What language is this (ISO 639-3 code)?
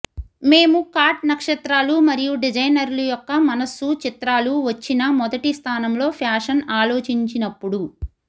tel